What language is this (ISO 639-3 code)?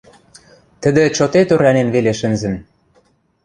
mrj